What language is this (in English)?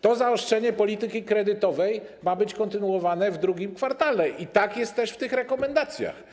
Polish